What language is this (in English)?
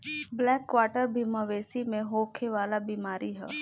Bhojpuri